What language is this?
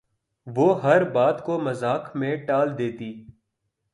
Urdu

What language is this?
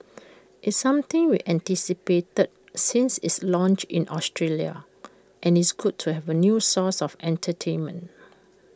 English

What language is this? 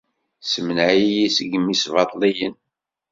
Kabyle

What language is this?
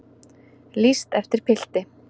Icelandic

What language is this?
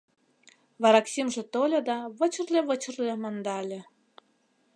Mari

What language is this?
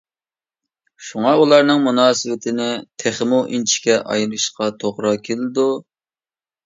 Uyghur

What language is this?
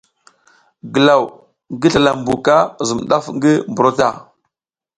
South Giziga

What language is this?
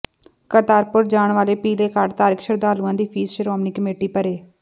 Punjabi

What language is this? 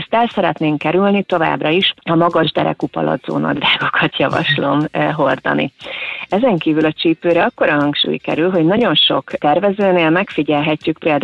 Hungarian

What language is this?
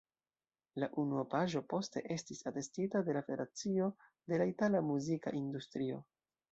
Esperanto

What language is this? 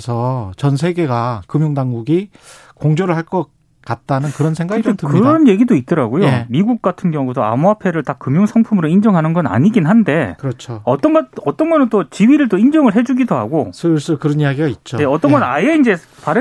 Korean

